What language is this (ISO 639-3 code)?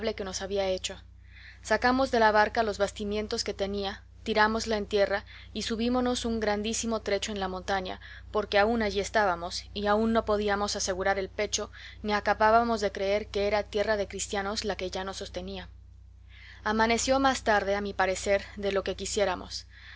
spa